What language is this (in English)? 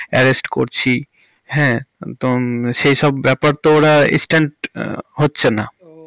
Bangla